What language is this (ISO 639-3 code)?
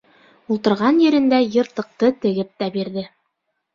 bak